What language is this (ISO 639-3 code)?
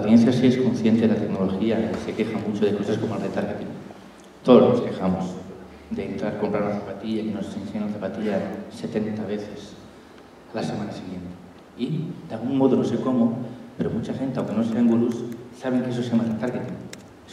spa